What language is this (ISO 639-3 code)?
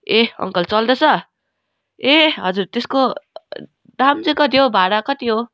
nep